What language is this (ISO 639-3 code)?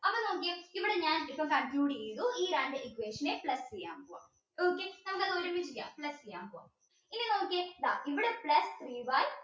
mal